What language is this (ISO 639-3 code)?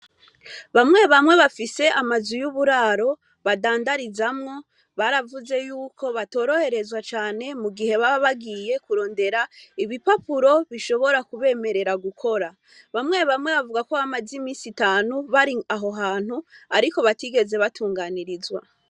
run